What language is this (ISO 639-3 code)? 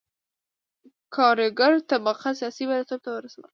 pus